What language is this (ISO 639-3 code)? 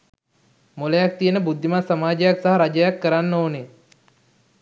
sin